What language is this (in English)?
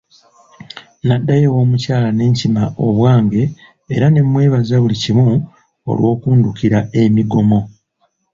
Ganda